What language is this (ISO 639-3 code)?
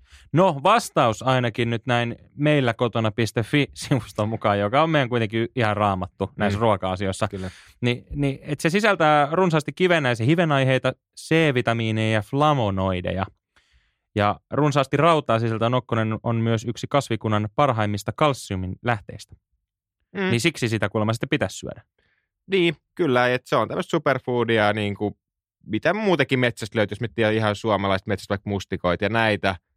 fin